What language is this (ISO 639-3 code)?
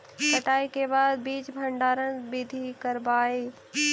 mag